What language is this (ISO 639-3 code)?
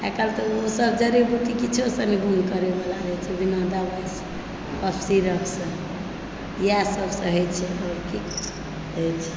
mai